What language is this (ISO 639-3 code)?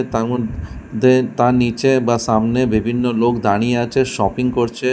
ben